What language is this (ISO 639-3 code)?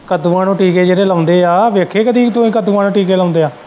pan